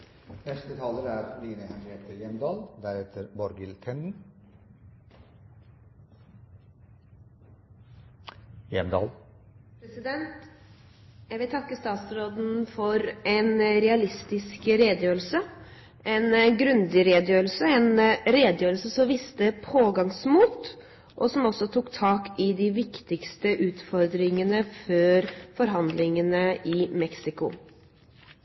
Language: Norwegian Bokmål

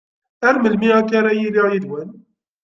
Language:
Kabyle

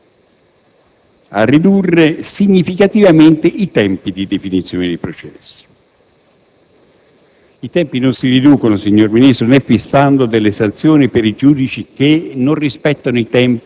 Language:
Italian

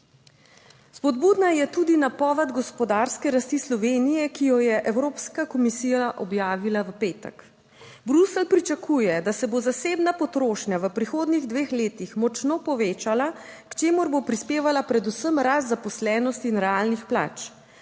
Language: Slovenian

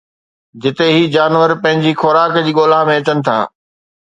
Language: Sindhi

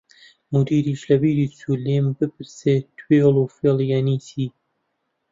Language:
Central Kurdish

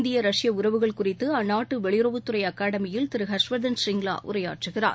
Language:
Tamil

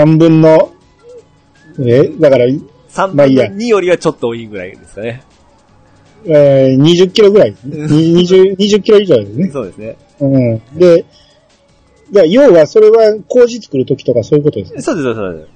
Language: Japanese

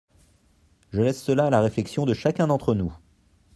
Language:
French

